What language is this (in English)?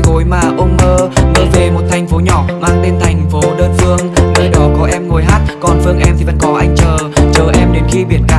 Vietnamese